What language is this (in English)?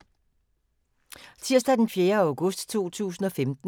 Danish